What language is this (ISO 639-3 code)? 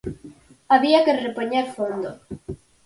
glg